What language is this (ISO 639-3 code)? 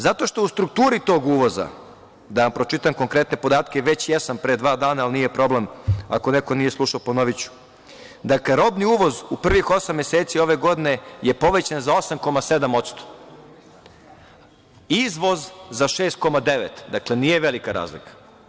srp